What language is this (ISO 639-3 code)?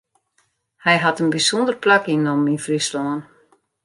fry